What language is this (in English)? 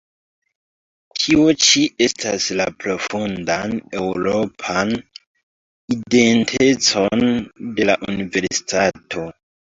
Esperanto